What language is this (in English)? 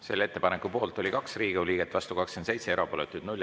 Estonian